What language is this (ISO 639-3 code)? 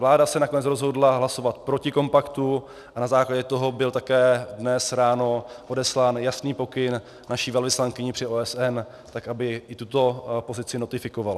ces